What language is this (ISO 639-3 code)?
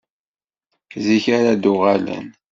kab